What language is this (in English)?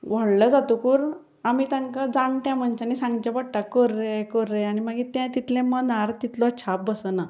Konkani